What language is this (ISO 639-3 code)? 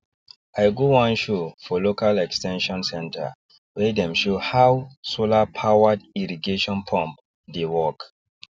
pcm